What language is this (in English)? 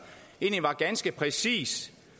Danish